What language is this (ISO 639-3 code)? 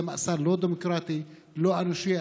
heb